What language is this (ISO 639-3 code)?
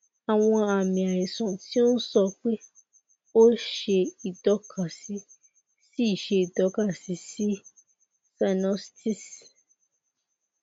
yor